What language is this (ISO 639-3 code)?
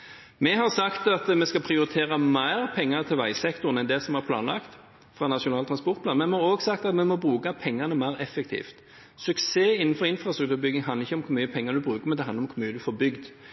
nob